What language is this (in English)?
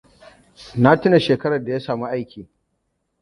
Hausa